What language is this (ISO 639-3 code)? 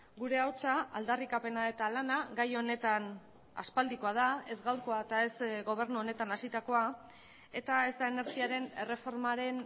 eus